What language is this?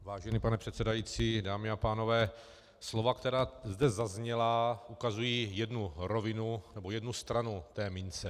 Czech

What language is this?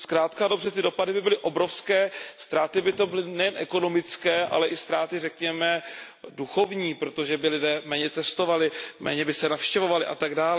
Czech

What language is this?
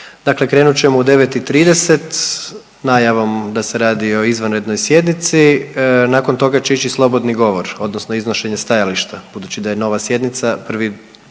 Croatian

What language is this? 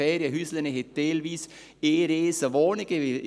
Swiss German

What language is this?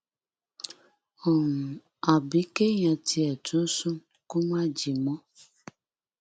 Yoruba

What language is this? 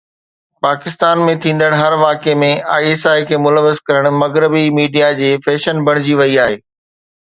Sindhi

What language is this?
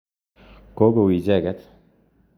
Kalenjin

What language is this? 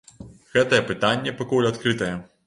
Belarusian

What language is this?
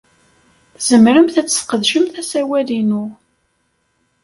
Kabyle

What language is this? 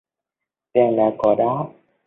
Vietnamese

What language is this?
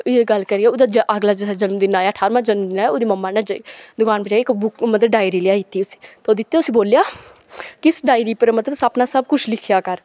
Dogri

